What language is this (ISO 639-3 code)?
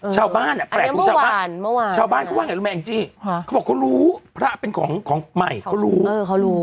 tha